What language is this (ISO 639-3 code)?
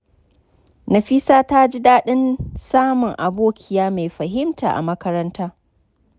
hau